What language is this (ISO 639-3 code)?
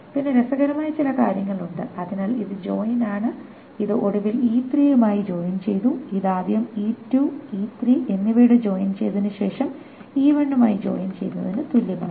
mal